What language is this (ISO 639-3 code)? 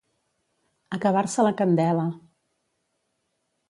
cat